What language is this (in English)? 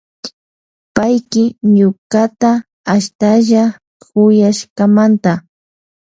Loja Highland Quichua